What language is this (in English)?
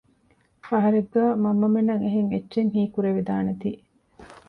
Divehi